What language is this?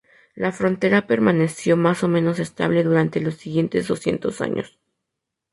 Spanish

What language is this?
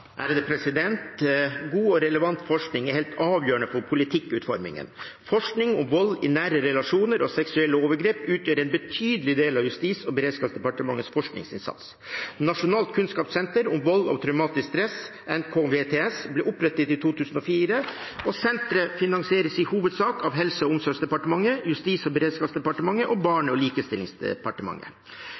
Norwegian Bokmål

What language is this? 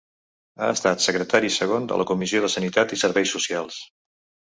Catalan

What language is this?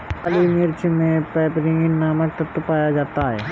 Hindi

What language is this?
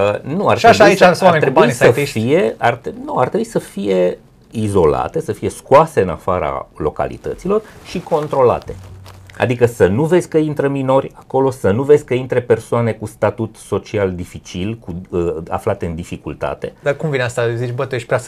Romanian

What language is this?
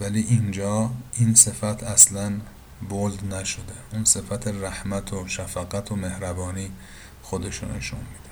Persian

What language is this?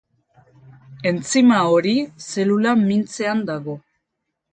Basque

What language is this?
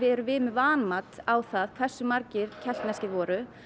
Icelandic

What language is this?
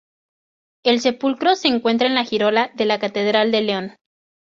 Spanish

